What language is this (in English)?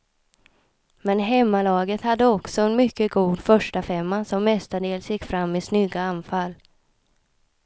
Swedish